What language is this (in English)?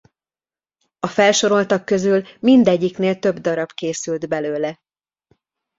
Hungarian